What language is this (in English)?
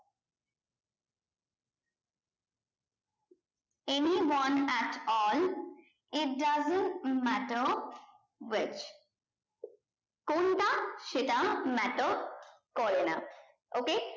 Bangla